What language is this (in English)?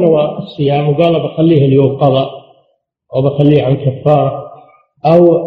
Arabic